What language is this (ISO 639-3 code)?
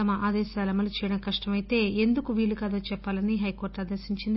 tel